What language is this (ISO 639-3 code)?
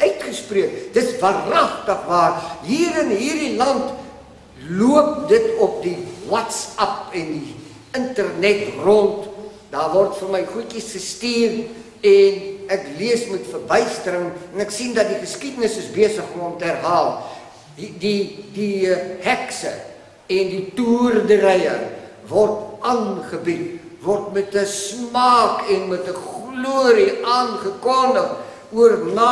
nld